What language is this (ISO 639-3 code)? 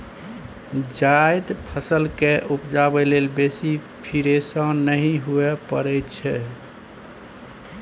mai